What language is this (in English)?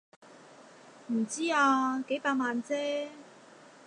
Cantonese